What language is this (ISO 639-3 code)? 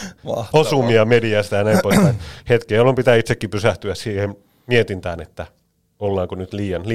fin